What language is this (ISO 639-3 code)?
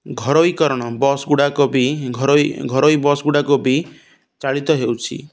ori